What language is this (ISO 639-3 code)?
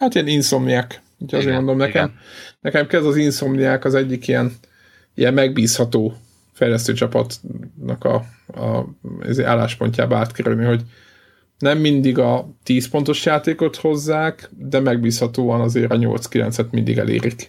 hun